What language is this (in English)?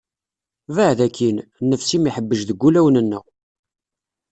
Kabyle